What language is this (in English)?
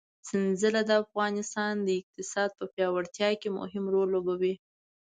Pashto